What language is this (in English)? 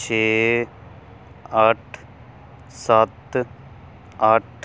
Punjabi